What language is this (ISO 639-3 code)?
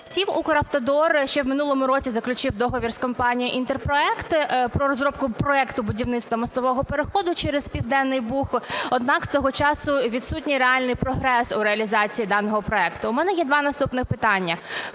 ukr